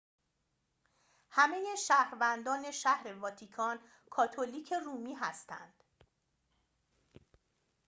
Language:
Persian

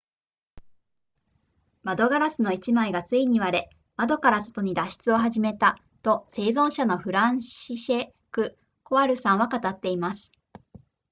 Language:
Japanese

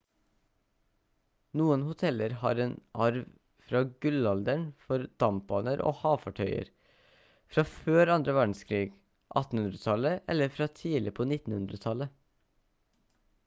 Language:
Norwegian Bokmål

